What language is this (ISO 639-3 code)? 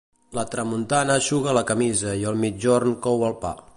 cat